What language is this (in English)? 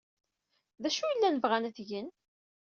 Kabyle